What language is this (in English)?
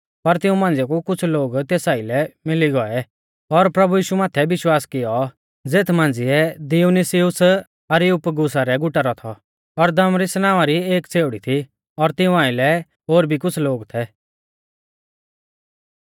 Mahasu Pahari